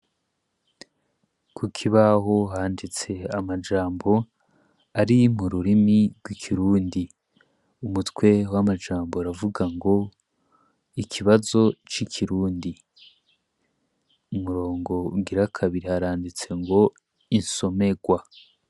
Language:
Rundi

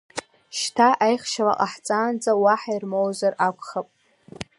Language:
Abkhazian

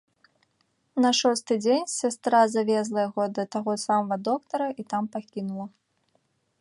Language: Belarusian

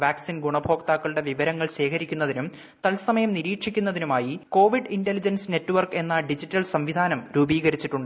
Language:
Malayalam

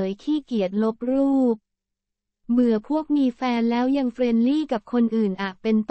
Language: Thai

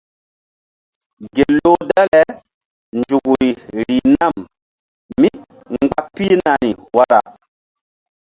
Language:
Mbum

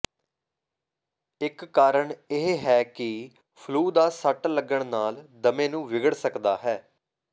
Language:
Punjabi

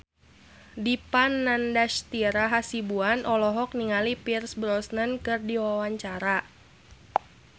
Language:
Sundanese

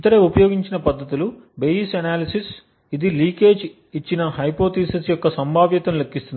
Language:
Telugu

